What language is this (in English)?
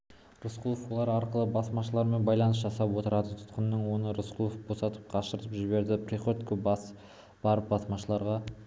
Kazakh